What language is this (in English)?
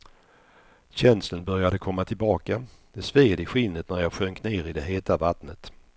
Swedish